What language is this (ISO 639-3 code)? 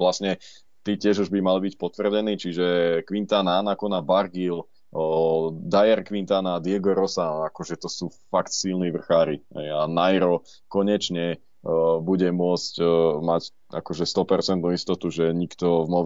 slk